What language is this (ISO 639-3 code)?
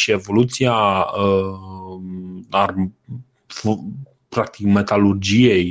ron